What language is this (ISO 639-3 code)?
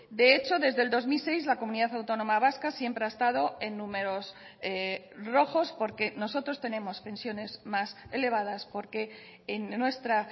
spa